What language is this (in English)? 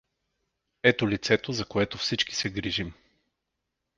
Bulgarian